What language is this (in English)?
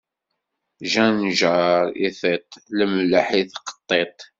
Kabyle